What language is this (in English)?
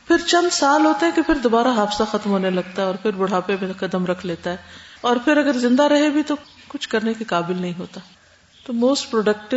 Urdu